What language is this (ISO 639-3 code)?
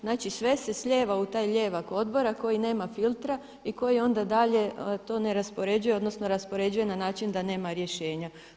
hrv